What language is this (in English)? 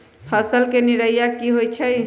Magahi